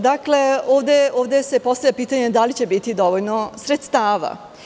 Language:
Serbian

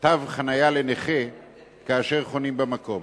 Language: Hebrew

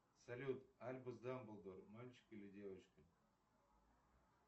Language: Russian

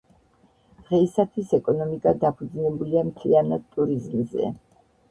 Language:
Georgian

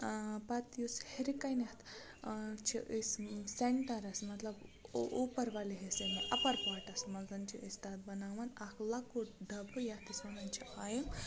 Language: Kashmiri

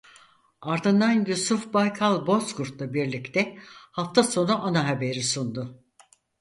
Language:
Turkish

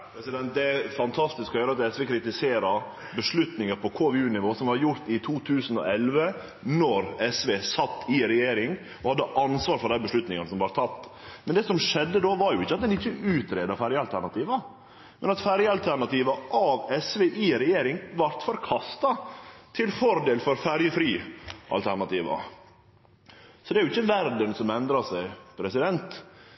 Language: Norwegian Nynorsk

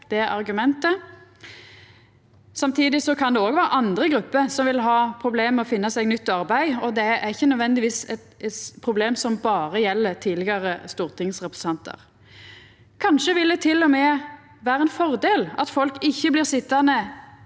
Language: Norwegian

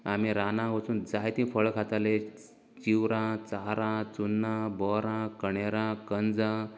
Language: Konkani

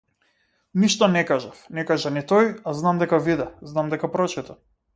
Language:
Macedonian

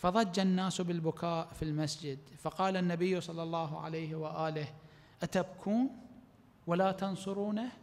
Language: Arabic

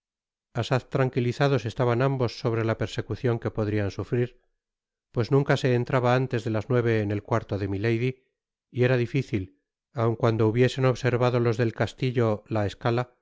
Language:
Spanish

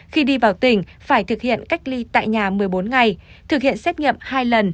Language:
Vietnamese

